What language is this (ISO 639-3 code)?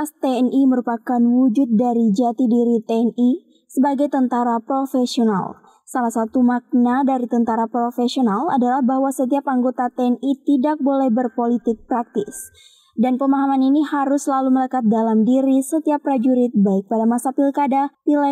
ind